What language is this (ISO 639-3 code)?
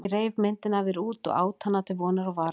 isl